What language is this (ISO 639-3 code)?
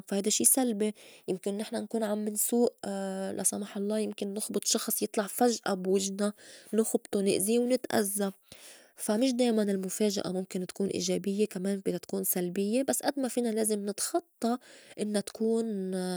apc